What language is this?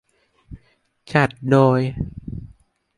Thai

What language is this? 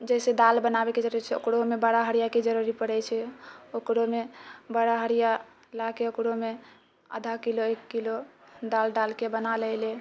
Maithili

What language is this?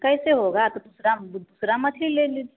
Hindi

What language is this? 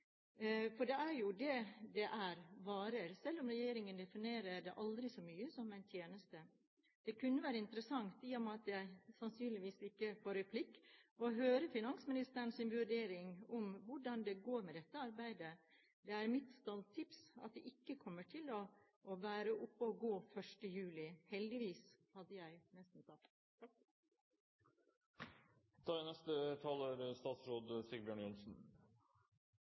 Norwegian Bokmål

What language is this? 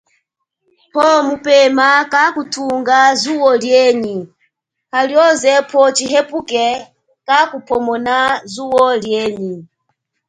Chokwe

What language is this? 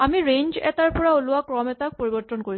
Assamese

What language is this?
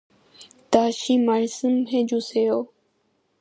Korean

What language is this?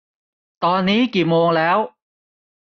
Thai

